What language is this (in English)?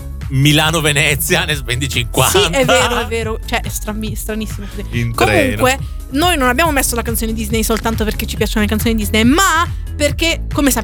Italian